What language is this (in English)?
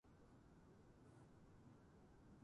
Japanese